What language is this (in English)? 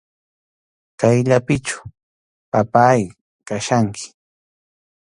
Arequipa-La Unión Quechua